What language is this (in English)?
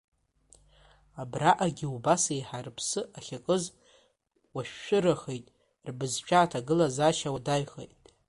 Abkhazian